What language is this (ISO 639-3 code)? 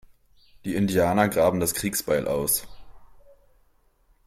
deu